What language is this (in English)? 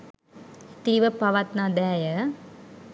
Sinhala